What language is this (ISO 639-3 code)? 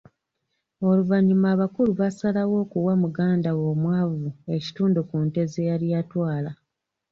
lug